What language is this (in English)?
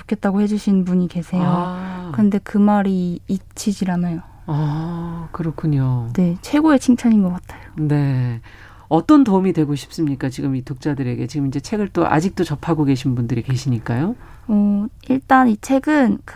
Korean